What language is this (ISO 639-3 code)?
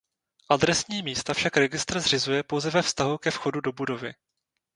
ces